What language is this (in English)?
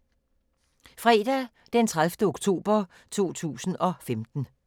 Danish